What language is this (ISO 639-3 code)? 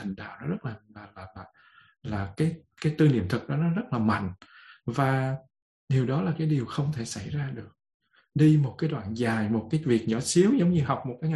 vie